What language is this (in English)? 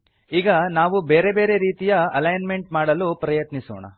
Kannada